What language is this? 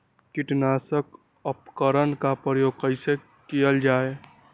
Magahi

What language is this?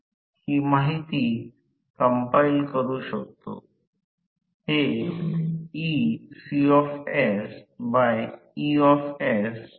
Marathi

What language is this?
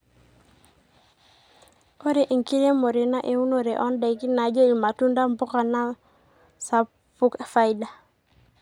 Masai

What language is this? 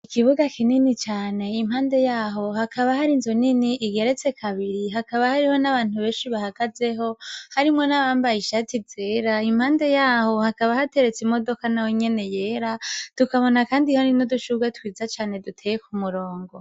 Rundi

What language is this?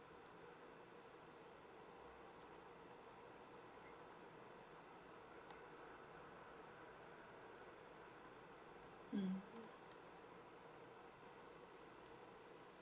English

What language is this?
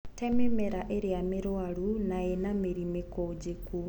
Kikuyu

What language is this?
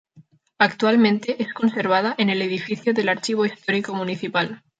Spanish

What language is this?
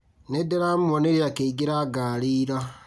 Kikuyu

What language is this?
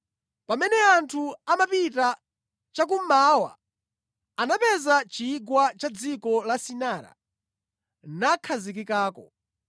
Nyanja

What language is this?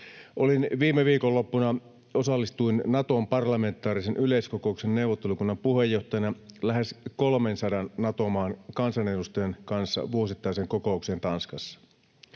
Finnish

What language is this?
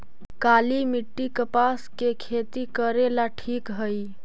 Magahi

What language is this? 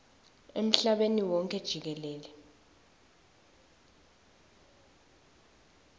Swati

